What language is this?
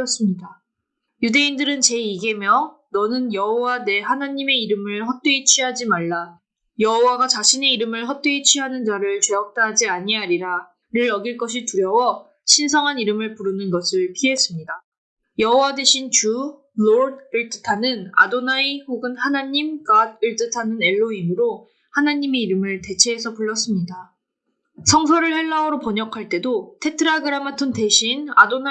Korean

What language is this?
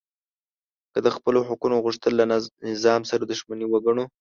Pashto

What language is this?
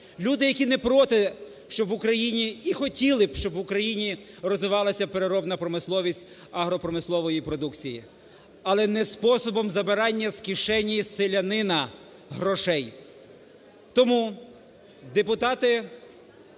Ukrainian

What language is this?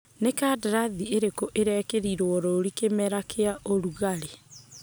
Kikuyu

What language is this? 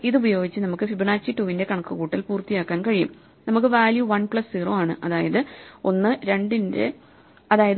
Malayalam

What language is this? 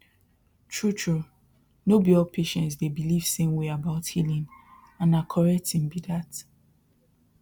Nigerian Pidgin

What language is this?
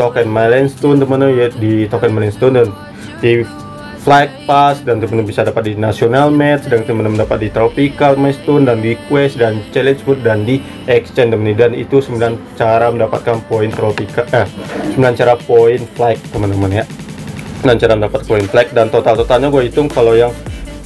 Indonesian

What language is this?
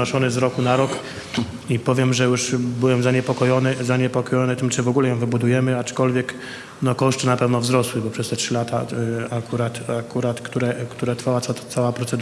Polish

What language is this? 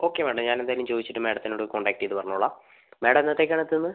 Malayalam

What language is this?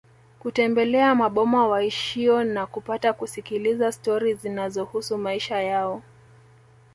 Swahili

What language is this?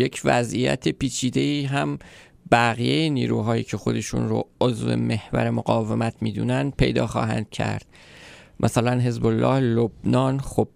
Persian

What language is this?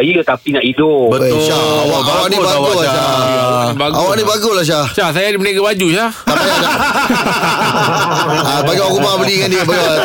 Malay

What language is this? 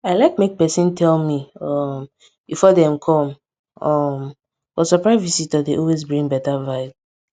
Nigerian Pidgin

